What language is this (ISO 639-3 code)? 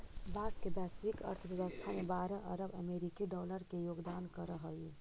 mag